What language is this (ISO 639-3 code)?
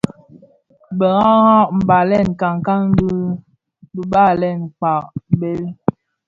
ksf